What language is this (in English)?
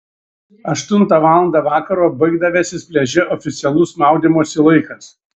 Lithuanian